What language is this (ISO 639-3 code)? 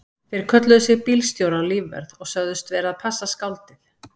isl